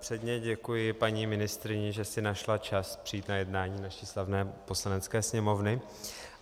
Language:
Czech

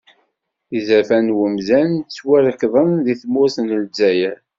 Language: Kabyle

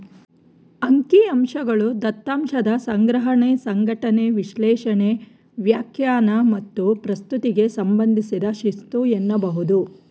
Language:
Kannada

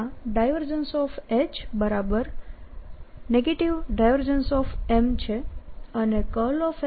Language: Gujarati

